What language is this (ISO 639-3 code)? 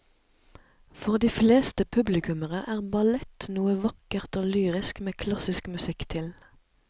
nor